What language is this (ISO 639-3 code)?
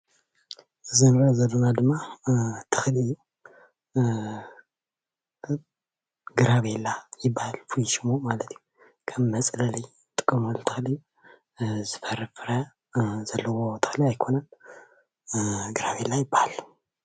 tir